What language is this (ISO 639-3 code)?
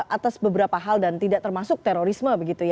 ind